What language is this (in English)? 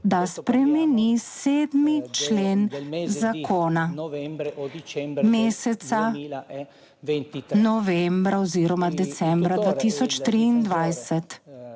Slovenian